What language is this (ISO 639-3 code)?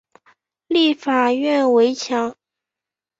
zho